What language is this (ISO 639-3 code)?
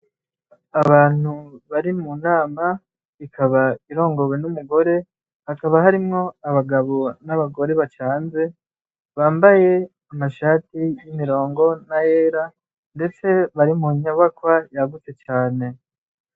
run